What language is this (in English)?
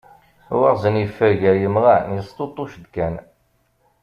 Kabyle